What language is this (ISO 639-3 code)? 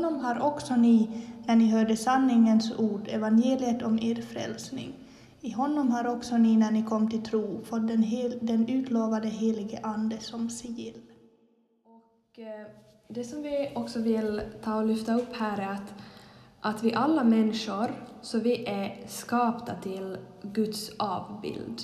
swe